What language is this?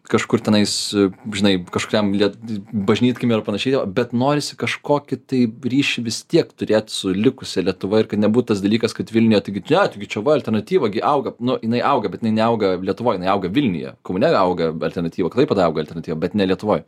Lithuanian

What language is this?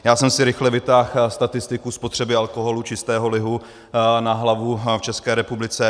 Czech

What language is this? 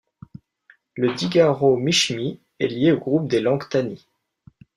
French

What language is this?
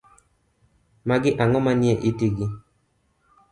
Luo (Kenya and Tanzania)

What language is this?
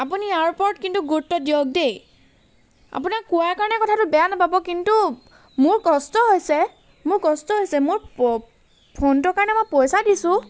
Assamese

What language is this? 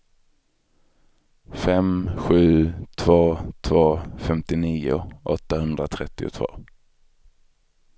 Swedish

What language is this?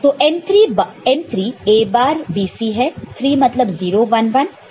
Hindi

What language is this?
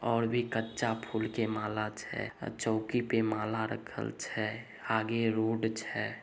Magahi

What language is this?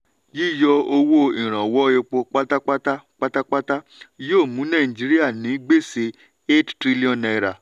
Yoruba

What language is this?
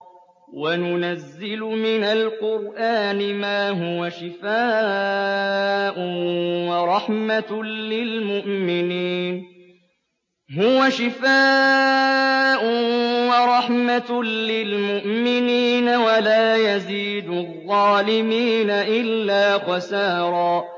Arabic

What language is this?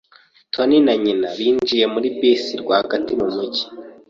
Kinyarwanda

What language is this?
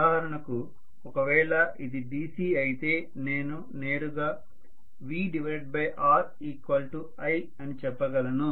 Telugu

